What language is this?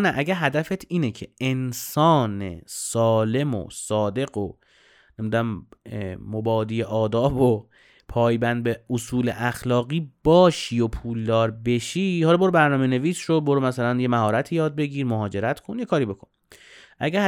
Persian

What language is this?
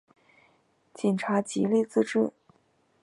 Chinese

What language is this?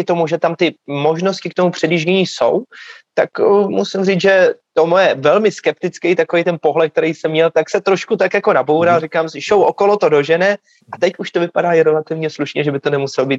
Czech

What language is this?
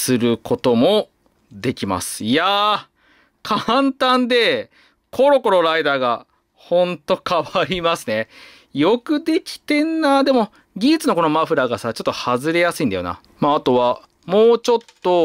Japanese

